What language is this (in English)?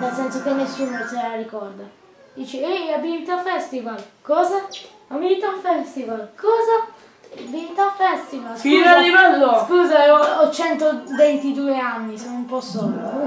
Italian